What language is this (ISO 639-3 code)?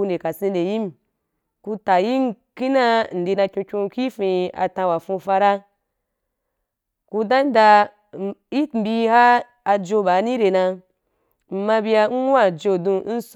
juk